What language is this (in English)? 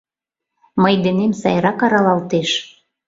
Mari